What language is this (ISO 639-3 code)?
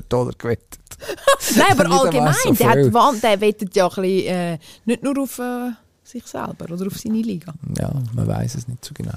deu